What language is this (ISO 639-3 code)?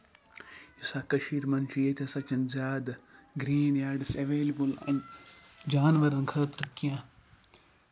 kas